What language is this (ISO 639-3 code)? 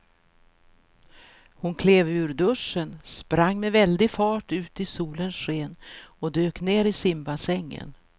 swe